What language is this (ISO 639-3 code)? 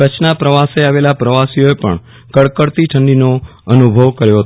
guj